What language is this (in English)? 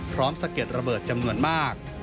Thai